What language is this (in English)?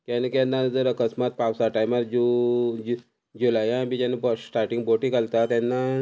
Konkani